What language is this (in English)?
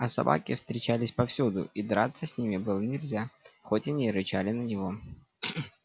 Russian